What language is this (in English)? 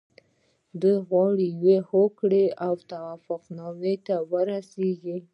Pashto